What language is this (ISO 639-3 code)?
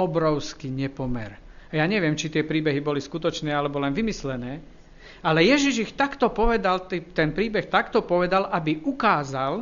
slk